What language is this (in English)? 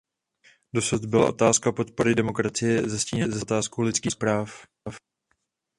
Czech